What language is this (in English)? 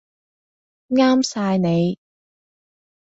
Cantonese